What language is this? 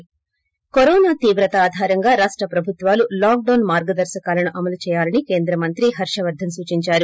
Telugu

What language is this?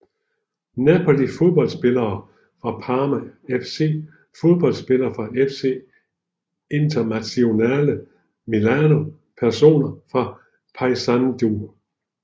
Danish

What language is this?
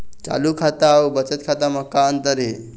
Chhattisgarhi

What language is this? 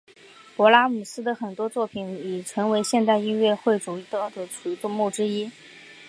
Chinese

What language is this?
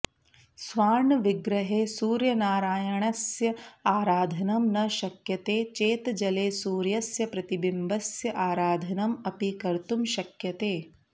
Sanskrit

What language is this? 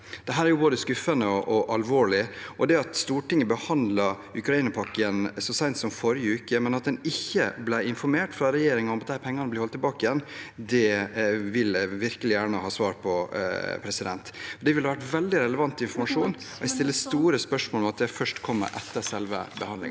Norwegian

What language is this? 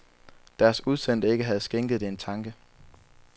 Danish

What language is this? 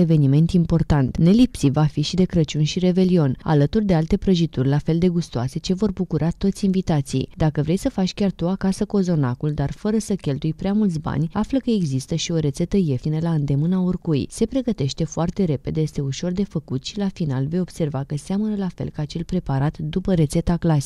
Romanian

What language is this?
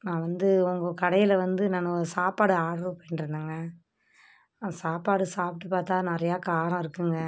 Tamil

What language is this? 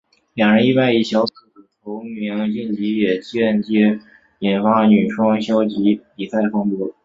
Chinese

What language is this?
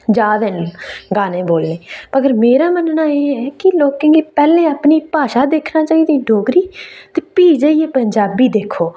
Dogri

